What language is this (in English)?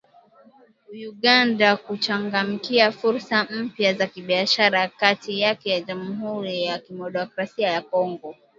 Swahili